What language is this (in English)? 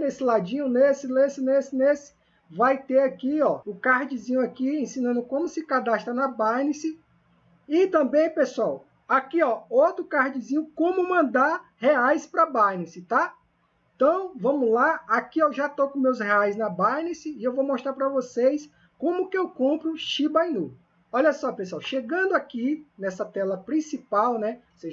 Portuguese